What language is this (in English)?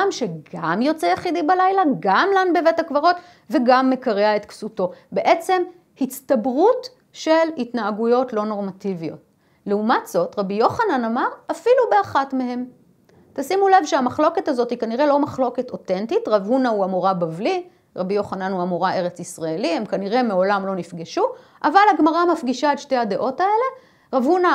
Hebrew